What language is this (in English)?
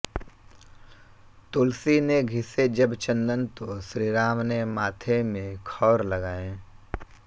Hindi